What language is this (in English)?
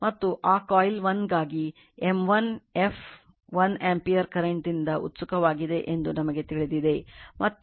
Kannada